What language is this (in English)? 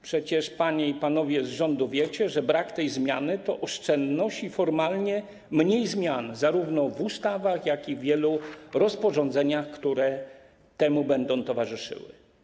Polish